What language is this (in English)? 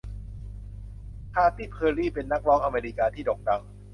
Thai